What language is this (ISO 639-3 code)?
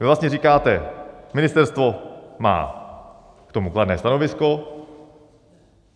ces